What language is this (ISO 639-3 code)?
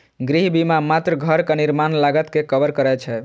mai